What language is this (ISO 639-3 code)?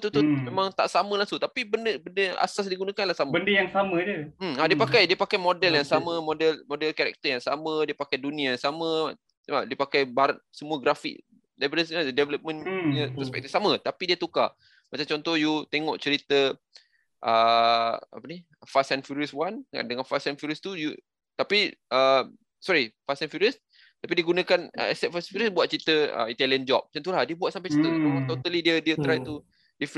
msa